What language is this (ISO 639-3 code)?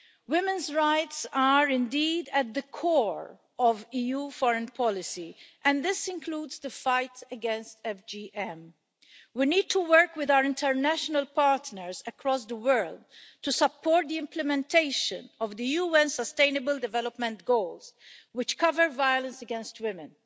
eng